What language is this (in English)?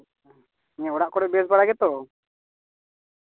Santali